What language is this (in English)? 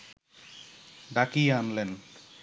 Bangla